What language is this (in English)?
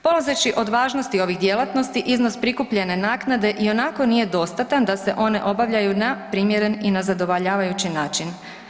Croatian